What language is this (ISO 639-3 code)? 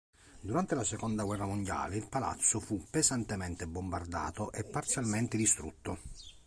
ita